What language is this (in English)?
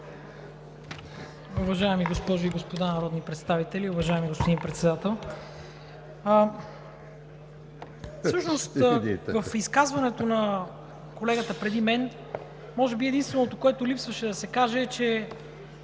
Bulgarian